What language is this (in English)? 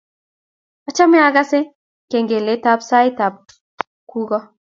Kalenjin